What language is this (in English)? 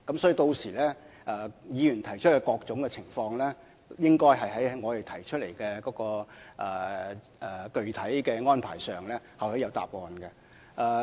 Cantonese